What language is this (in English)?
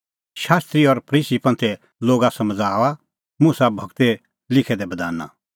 Kullu Pahari